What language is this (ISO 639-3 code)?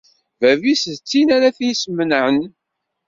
kab